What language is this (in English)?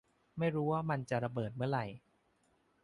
Thai